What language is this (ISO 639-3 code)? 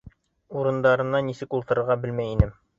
bak